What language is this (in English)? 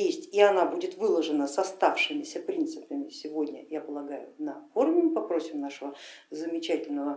Russian